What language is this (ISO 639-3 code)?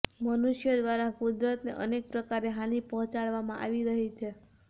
guj